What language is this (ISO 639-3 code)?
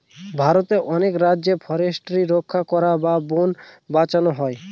ben